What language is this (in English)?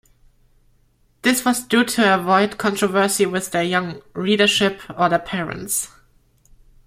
English